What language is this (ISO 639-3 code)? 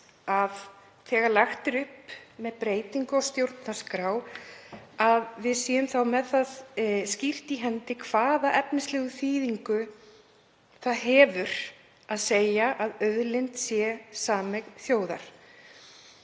isl